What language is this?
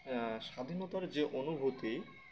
Bangla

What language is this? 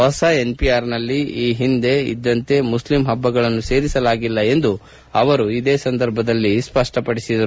Kannada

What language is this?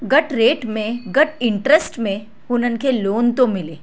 Sindhi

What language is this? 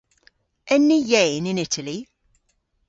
Cornish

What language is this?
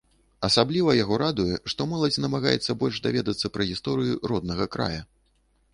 Belarusian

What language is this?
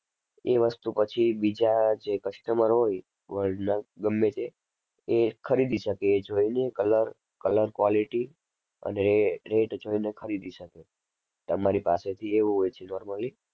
Gujarati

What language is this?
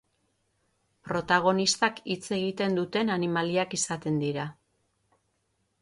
Basque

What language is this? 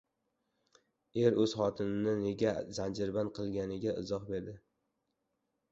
Uzbek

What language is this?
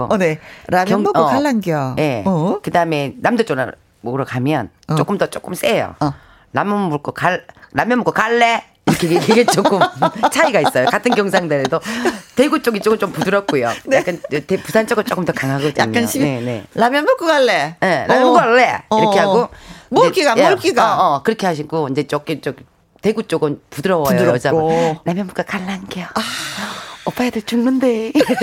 Korean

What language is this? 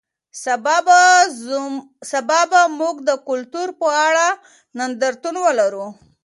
Pashto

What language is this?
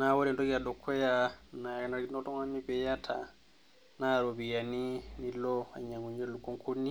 Masai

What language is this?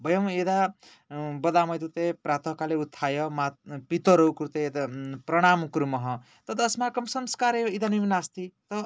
Sanskrit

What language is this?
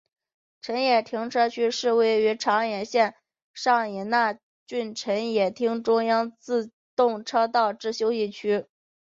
Chinese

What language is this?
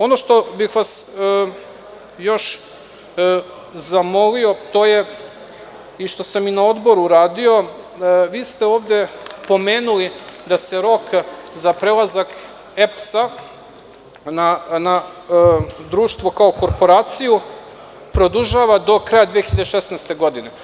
Serbian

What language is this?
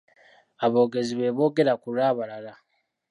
Ganda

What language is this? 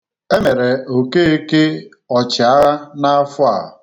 Igbo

